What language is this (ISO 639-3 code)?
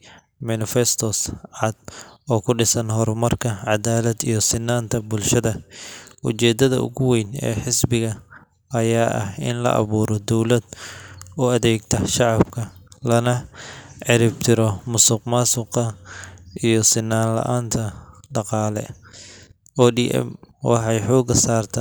som